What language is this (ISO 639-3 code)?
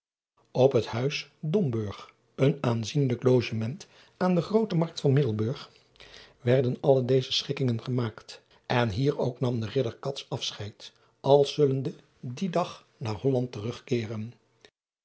nld